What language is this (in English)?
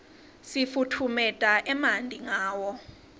Swati